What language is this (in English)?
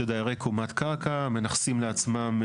Hebrew